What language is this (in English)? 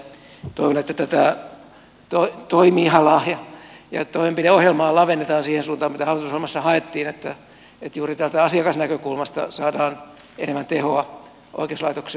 Finnish